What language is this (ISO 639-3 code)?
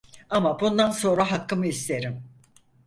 tur